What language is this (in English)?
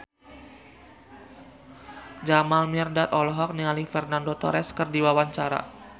Sundanese